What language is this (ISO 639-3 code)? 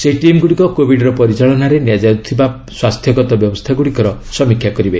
ori